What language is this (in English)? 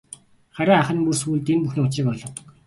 Mongolian